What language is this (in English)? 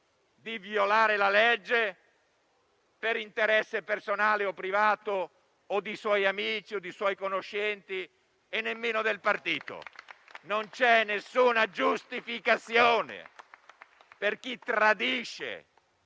Italian